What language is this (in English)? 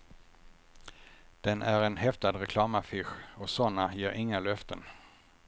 Swedish